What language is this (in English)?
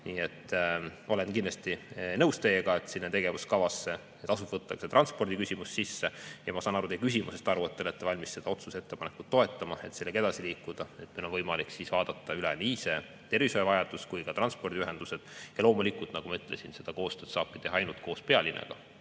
Estonian